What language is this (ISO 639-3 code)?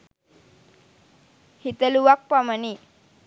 sin